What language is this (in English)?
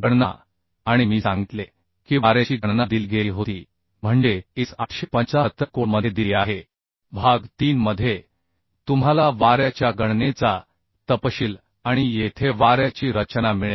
Marathi